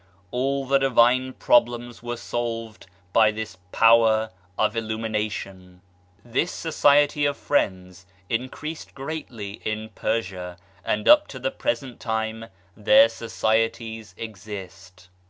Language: English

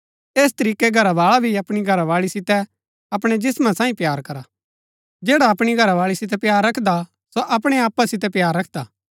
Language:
Gaddi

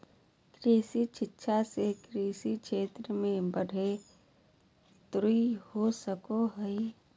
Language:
Magahi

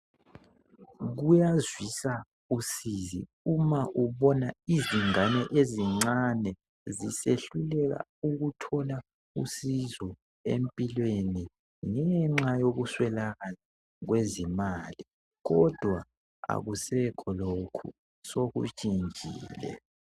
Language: North Ndebele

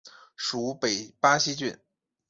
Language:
Chinese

